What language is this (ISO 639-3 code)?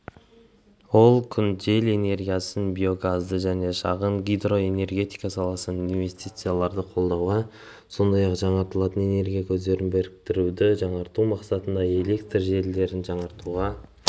kaz